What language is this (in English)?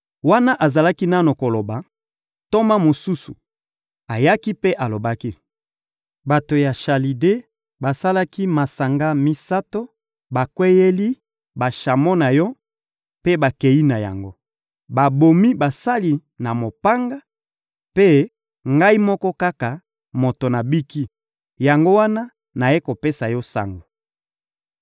Lingala